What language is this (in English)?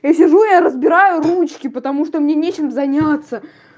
Russian